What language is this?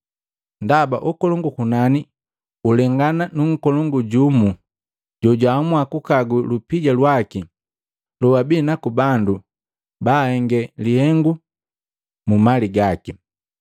Matengo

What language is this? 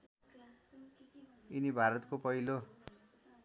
Nepali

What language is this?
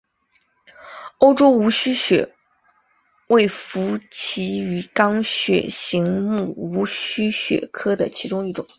Chinese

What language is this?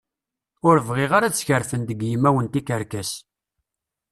Kabyle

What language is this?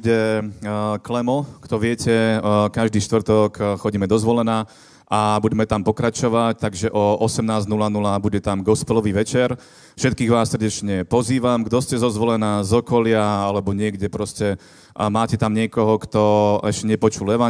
Slovak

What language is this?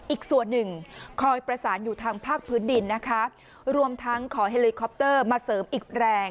Thai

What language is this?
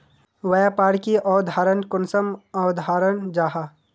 Magahi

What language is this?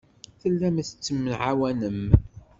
Kabyle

